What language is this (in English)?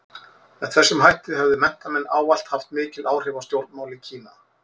Icelandic